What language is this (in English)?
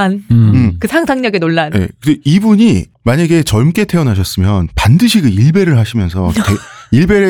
Korean